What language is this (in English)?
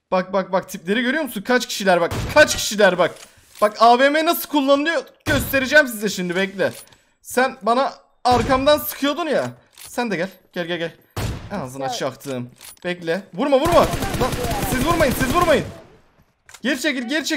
Turkish